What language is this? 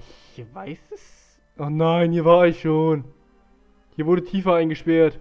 German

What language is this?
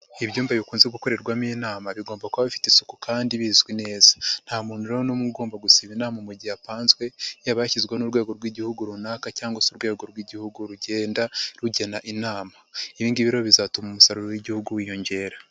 Kinyarwanda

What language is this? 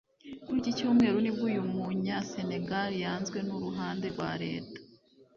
Kinyarwanda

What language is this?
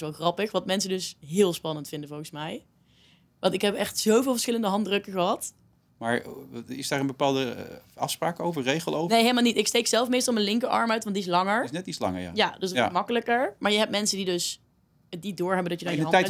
Dutch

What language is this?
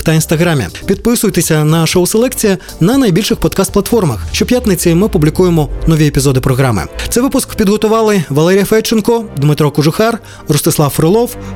Ukrainian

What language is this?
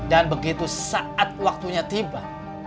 Indonesian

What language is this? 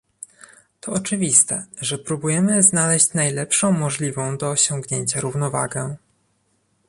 Polish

